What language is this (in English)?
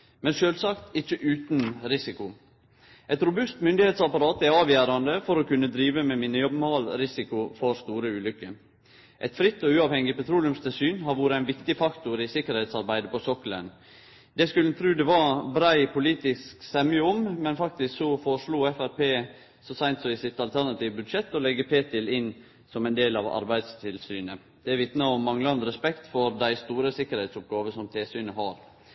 Norwegian Nynorsk